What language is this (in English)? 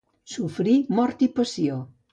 Catalan